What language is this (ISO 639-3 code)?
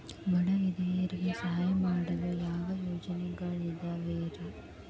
kan